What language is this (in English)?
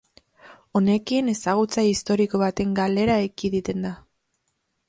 Basque